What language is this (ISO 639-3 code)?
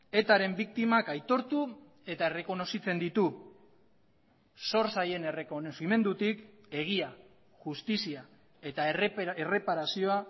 eus